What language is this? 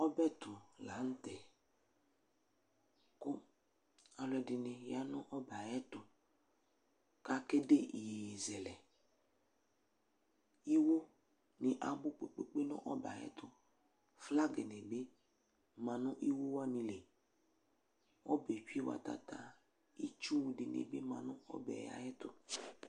Ikposo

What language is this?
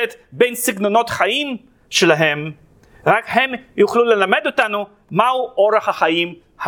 Hebrew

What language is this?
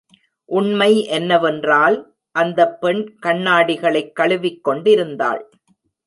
Tamil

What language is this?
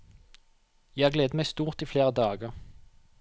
Norwegian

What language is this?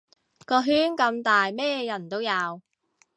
Cantonese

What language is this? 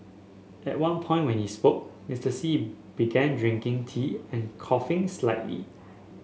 English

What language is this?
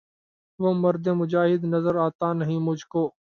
Urdu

